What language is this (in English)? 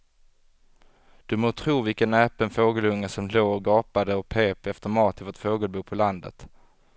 Swedish